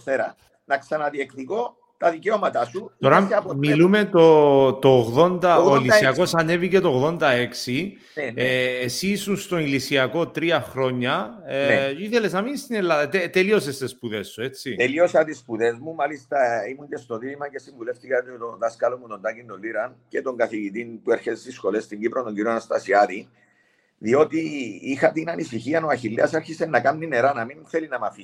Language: Greek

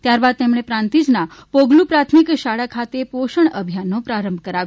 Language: Gujarati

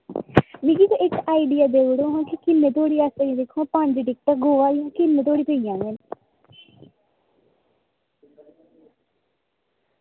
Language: Dogri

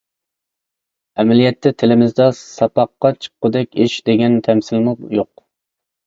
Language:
Uyghur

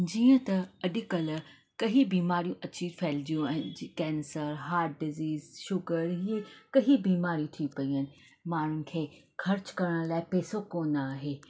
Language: Sindhi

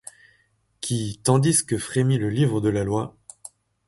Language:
French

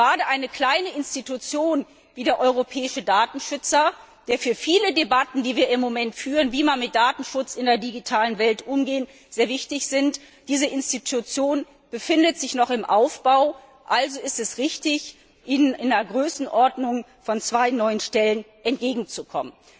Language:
German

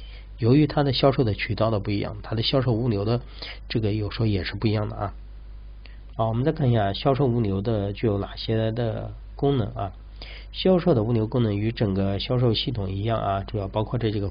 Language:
Chinese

